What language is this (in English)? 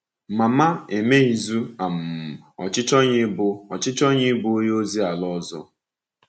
Igbo